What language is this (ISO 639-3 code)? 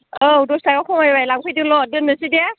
brx